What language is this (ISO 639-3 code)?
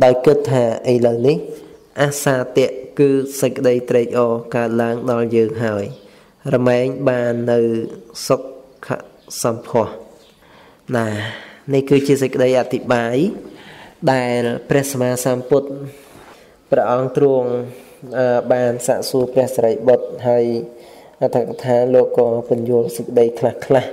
vie